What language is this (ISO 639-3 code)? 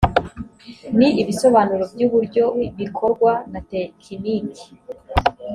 kin